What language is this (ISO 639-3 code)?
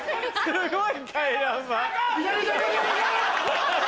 jpn